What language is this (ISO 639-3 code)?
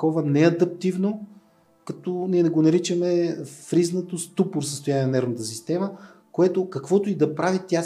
bul